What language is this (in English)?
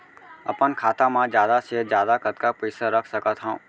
Chhattisgarhi